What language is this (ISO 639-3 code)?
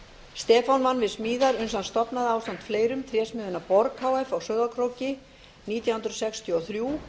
isl